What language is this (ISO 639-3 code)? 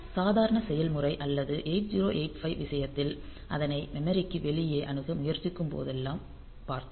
tam